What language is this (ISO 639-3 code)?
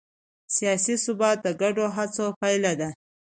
pus